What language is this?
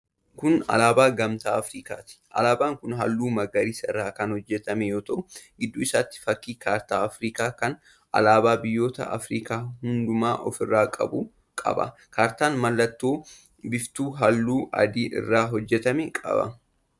Oromo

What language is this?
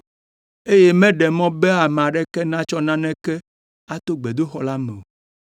Ewe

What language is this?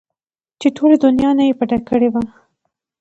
Pashto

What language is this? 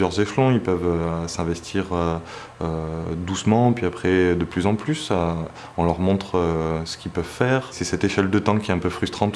French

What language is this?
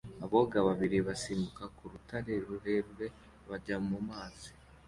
Kinyarwanda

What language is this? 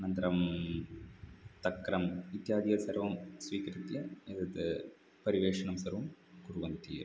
Sanskrit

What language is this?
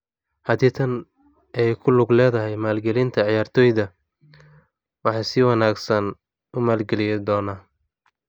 Somali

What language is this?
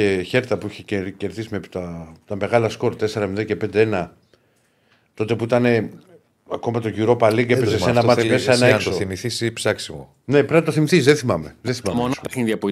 Greek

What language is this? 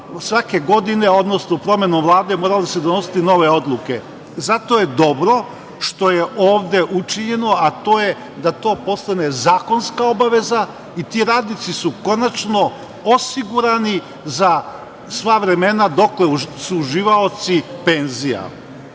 Serbian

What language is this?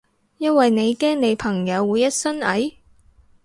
Cantonese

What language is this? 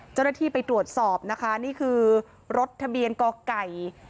Thai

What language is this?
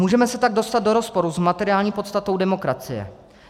Czech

